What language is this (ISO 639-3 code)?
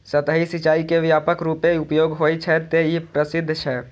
mai